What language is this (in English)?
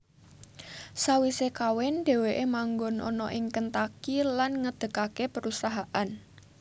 Javanese